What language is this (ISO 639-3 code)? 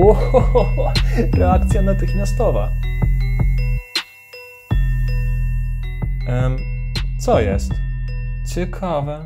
pol